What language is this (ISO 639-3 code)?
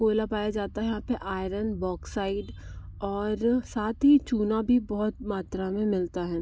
hin